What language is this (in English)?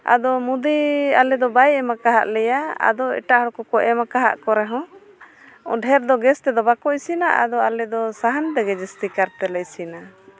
Santali